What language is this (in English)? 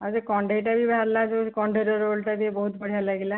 Odia